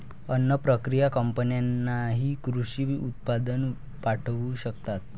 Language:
Marathi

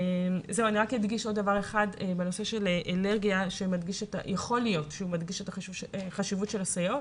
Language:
Hebrew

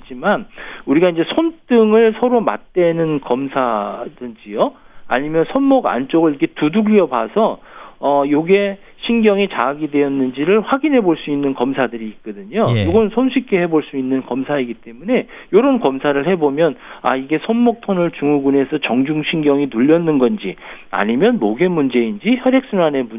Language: Korean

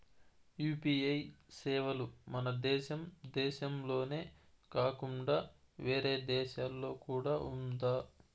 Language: Telugu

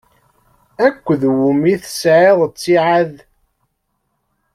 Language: Kabyle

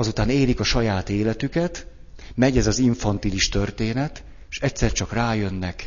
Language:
Hungarian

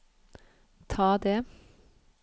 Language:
Norwegian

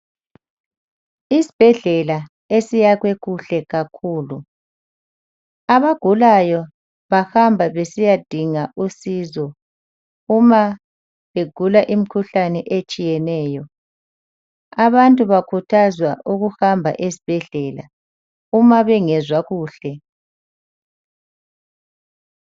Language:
North Ndebele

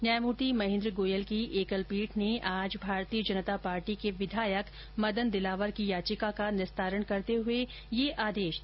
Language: Hindi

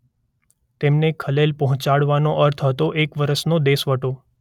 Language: Gujarati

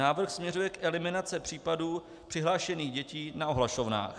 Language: Czech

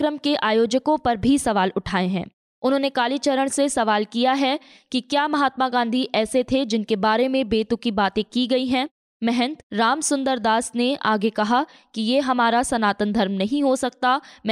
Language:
Hindi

